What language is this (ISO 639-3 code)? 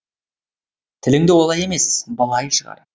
kaz